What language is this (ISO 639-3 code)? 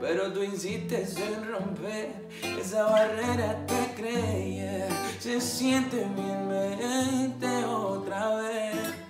spa